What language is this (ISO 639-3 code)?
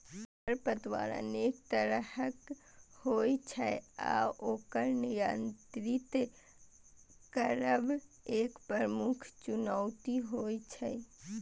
mai